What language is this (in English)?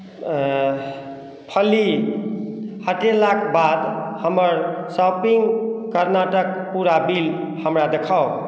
Maithili